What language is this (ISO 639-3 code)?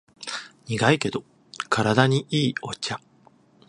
jpn